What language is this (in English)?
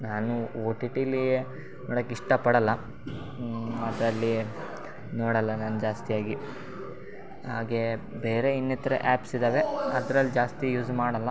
Kannada